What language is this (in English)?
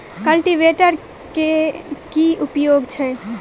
Maithili